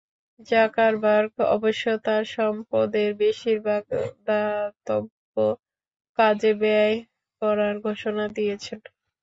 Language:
Bangla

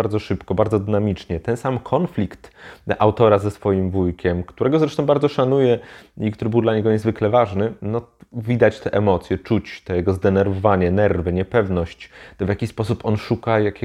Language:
Polish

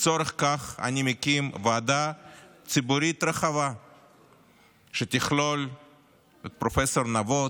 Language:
Hebrew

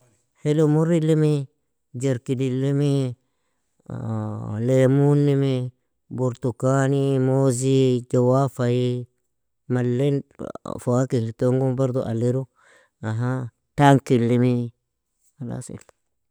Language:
Nobiin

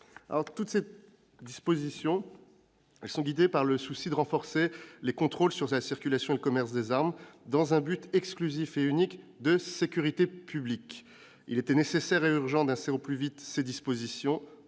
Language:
French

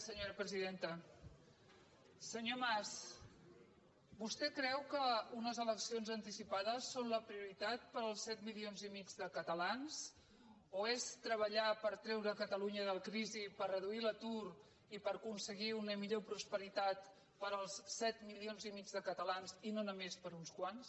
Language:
Catalan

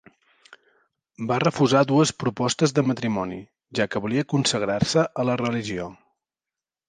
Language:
Catalan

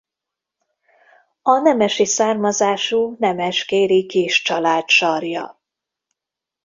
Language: Hungarian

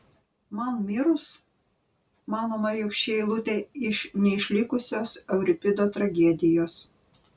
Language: Lithuanian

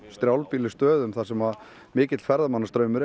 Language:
Icelandic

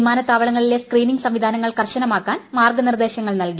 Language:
Malayalam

